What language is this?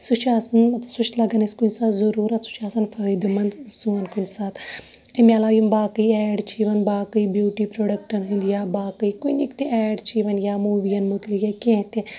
Kashmiri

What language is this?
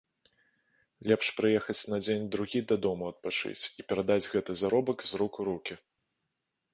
Belarusian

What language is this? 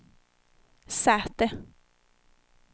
Swedish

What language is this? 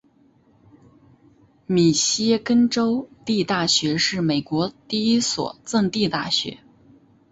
Chinese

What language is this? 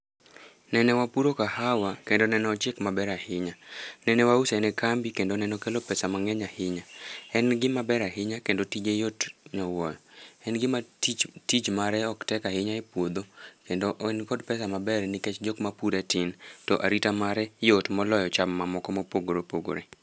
Luo (Kenya and Tanzania)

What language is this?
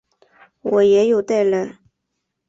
Chinese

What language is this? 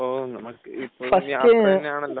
Malayalam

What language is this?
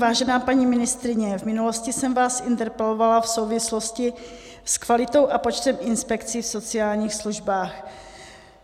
Czech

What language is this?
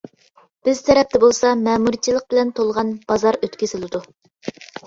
Uyghur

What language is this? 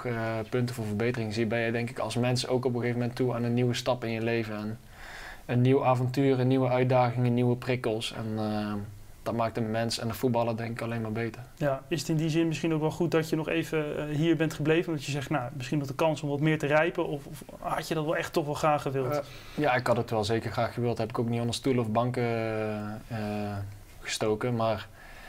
Dutch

